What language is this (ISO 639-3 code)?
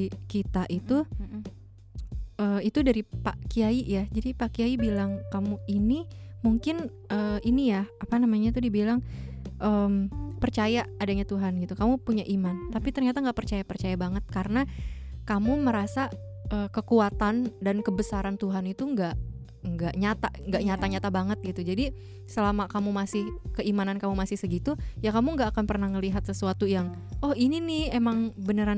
ind